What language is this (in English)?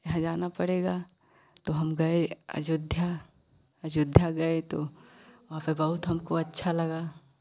Hindi